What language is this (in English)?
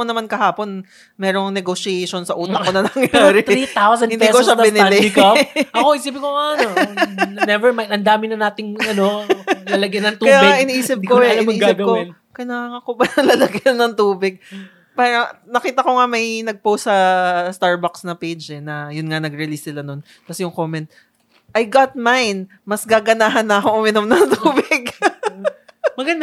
Filipino